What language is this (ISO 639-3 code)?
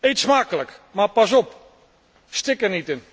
nld